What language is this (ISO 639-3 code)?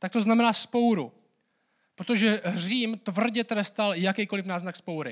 ces